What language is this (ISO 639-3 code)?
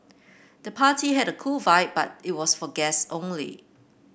eng